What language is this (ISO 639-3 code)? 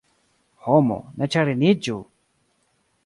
epo